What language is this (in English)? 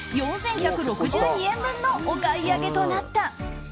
Japanese